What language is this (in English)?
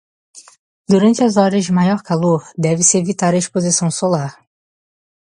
Portuguese